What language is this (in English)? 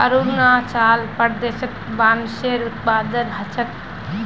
Magahi